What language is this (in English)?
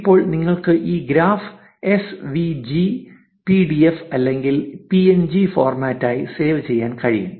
Malayalam